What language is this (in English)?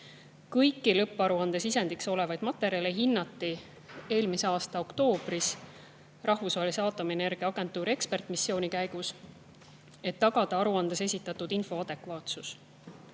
Estonian